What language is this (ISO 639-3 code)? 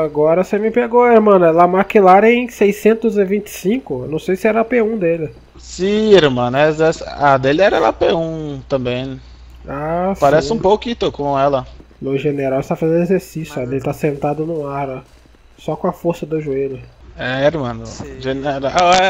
por